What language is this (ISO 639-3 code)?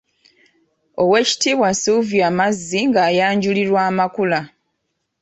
lug